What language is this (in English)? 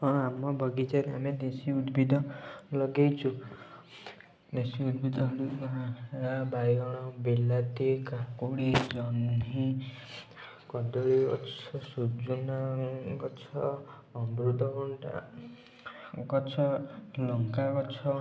Odia